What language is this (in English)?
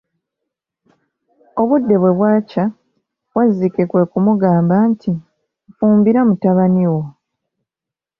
Ganda